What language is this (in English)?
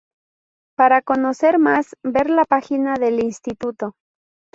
Spanish